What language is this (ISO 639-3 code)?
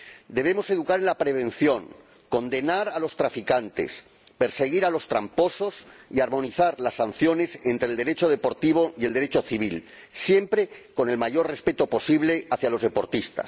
spa